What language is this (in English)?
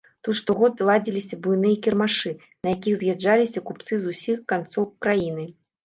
Belarusian